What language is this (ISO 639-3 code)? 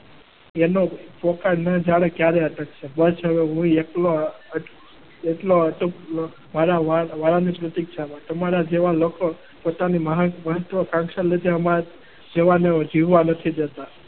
guj